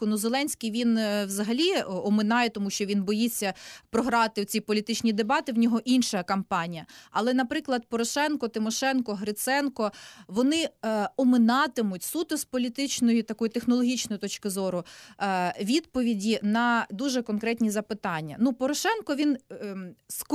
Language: Ukrainian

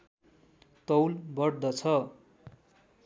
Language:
Nepali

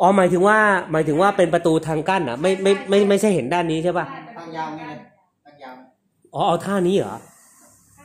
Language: Thai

